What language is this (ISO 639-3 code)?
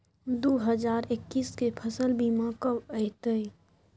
mai